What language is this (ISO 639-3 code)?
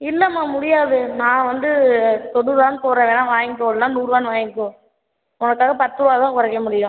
tam